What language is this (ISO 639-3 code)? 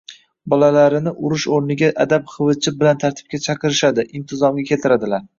uzb